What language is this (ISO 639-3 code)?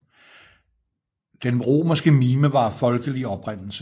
dan